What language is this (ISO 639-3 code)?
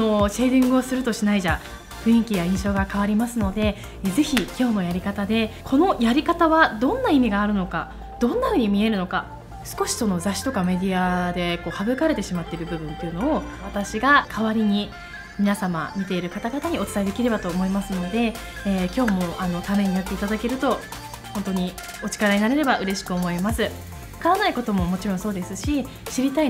jpn